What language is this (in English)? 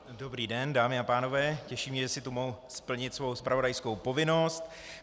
Czech